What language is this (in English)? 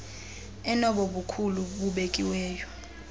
Xhosa